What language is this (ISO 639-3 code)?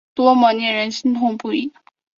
zho